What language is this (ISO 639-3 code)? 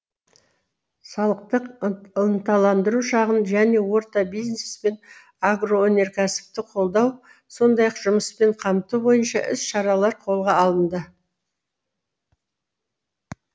kaz